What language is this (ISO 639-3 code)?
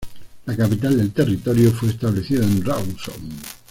spa